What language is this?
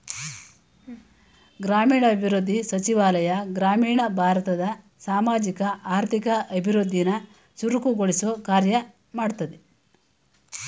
Kannada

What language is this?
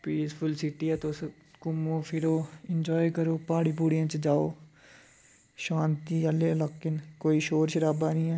Dogri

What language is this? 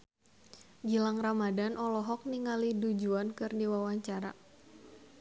Sundanese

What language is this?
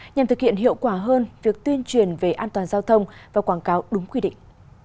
Vietnamese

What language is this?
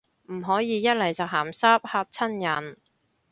Cantonese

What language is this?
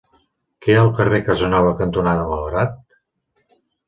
Catalan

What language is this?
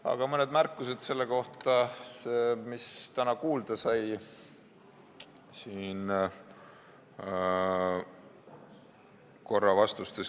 Estonian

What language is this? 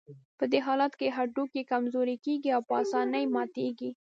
Pashto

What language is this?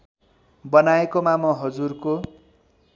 Nepali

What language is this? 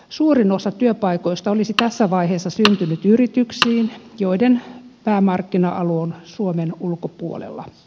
Finnish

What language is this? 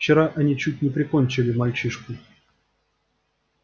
Russian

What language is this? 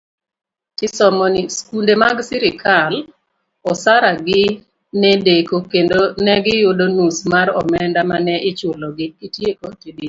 Luo (Kenya and Tanzania)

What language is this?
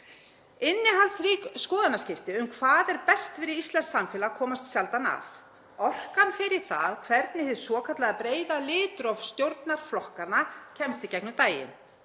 Icelandic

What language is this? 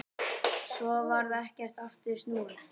Icelandic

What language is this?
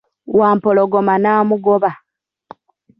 Ganda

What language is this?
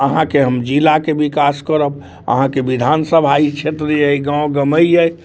Maithili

